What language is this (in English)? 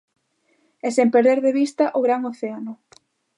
Galician